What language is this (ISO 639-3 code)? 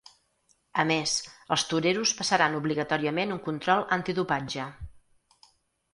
cat